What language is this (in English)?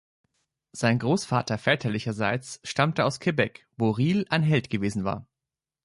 German